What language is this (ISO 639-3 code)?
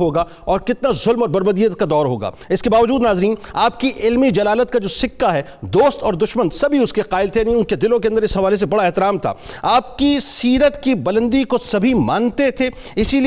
urd